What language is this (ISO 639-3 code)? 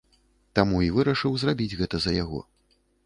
bel